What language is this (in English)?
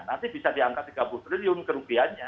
Indonesian